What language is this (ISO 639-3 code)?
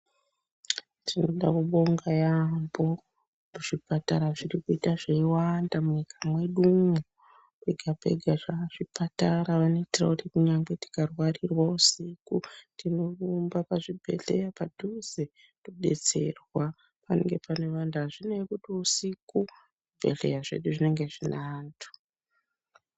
ndc